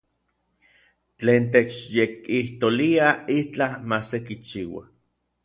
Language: Orizaba Nahuatl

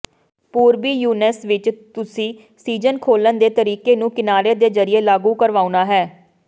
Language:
Punjabi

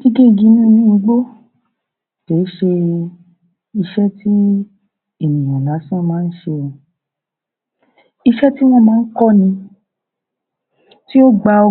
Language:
Yoruba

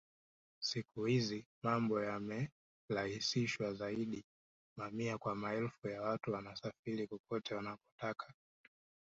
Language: Swahili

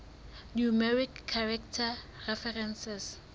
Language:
Southern Sotho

